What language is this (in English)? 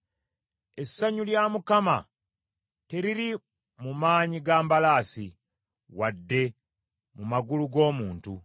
Ganda